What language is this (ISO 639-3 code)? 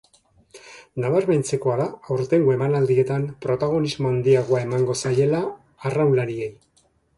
eus